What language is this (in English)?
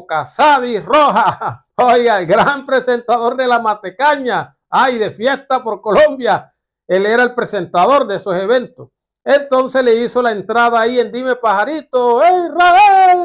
Spanish